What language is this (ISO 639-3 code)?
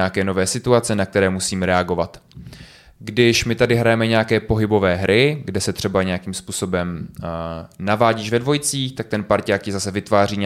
ces